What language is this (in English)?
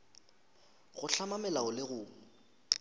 Northern Sotho